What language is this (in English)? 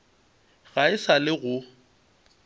Northern Sotho